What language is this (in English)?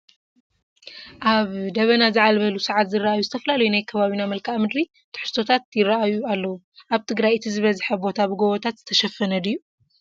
Tigrinya